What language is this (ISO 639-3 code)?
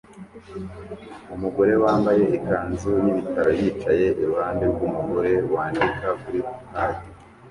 kin